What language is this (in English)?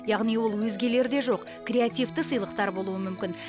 Kazakh